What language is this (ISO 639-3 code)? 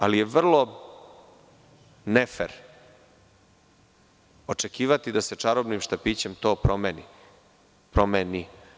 srp